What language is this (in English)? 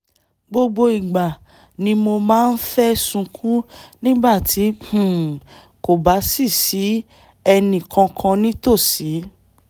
Yoruba